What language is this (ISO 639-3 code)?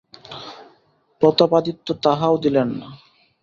ben